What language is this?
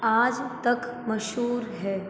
Hindi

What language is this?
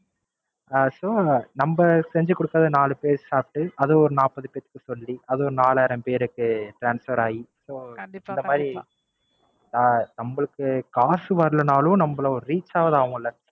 Tamil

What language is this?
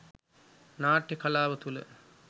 Sinhala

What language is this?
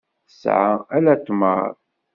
Kabyle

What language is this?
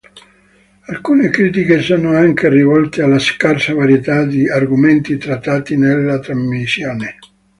Italian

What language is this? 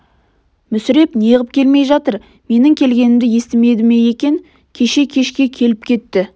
Kazakh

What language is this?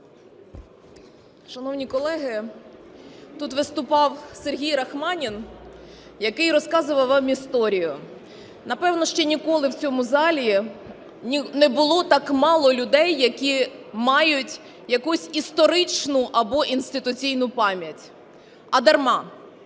Ukrainian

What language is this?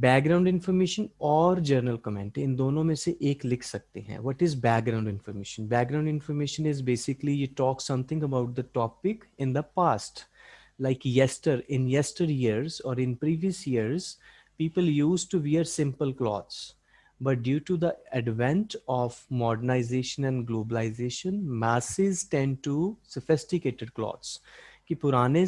English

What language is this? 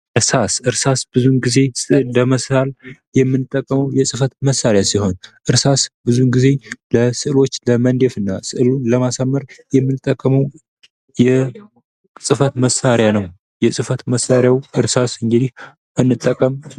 Amharic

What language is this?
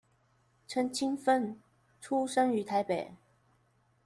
Chinese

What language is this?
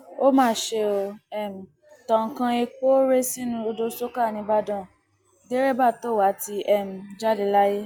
Yoruba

